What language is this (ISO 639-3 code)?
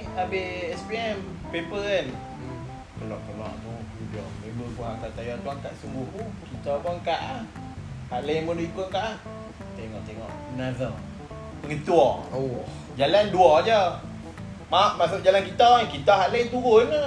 msa